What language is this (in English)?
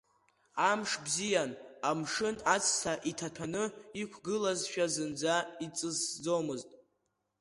Abkhazian